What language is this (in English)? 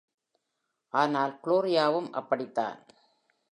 Tamil